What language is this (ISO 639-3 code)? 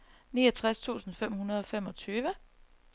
dan